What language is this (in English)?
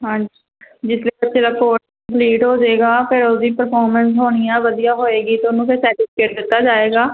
Punjabi